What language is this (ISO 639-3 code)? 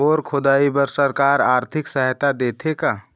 hne